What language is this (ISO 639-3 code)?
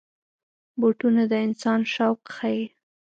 pus